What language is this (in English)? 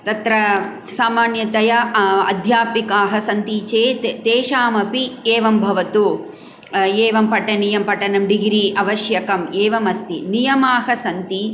Sanskrit